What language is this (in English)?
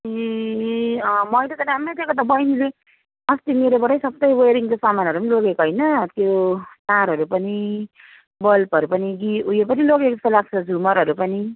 Nepali